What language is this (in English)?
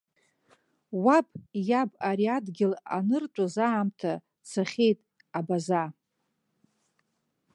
Abkhazian